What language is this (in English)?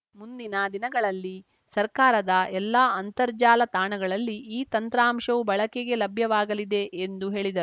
Kannada